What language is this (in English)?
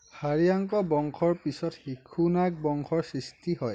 Assamese